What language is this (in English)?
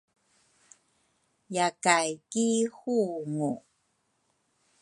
Rukai